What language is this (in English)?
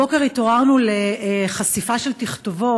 Hebrew